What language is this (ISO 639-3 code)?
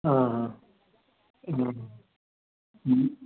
snd